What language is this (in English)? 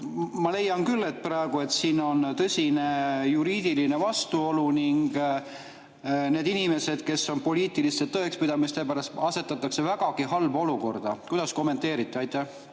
Estonian